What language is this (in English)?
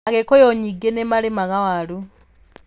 Kikuyu